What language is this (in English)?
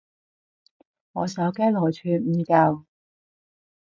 Cantonese